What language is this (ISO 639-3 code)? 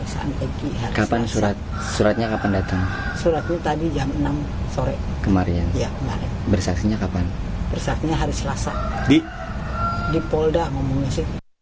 ind